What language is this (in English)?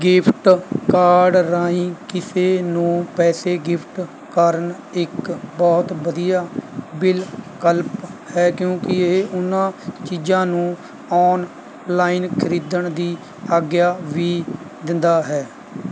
Punjabi